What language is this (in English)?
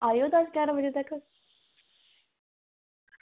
Dogri